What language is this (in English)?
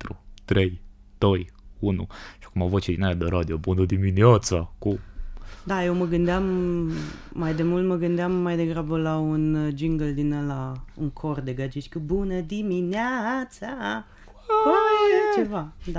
Romanian